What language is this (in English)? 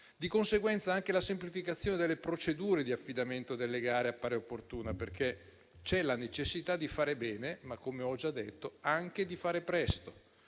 Italian